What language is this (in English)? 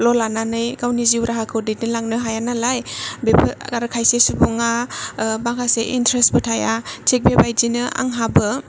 Bodo